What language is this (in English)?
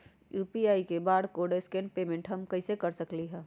Magahi